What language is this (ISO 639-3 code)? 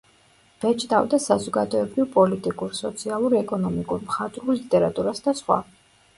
kat